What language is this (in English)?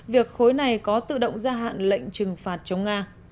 Vietnamese